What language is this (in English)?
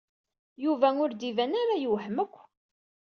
Kabyle